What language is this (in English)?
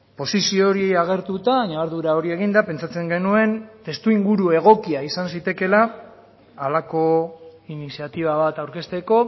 Basque